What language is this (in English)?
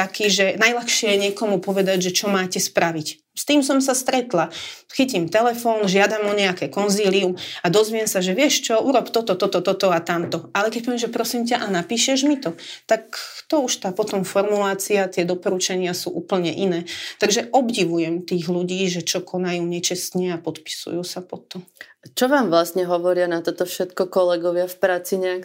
Slovak